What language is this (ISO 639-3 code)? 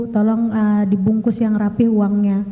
ind